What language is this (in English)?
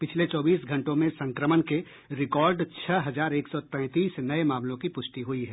Hindi